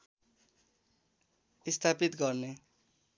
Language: Nepali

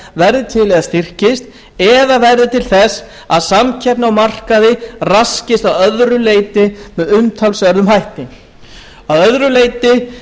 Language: Icelandic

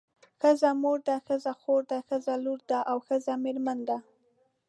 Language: Pashto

